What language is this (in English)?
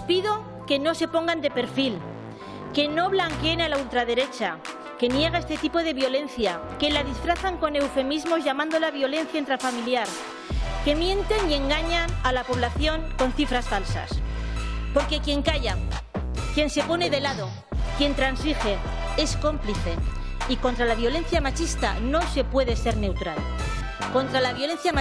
Spanish